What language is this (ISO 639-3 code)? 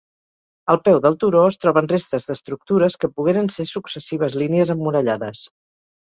cat